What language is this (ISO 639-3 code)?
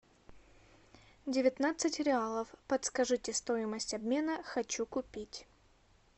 rus